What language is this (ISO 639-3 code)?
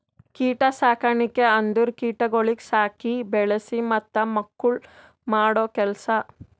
kan